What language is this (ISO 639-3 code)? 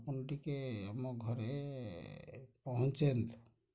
ori